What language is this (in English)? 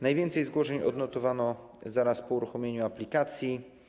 Polish